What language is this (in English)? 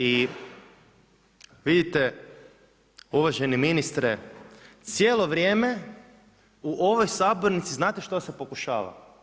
Croatian